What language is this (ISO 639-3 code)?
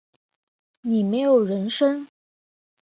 zho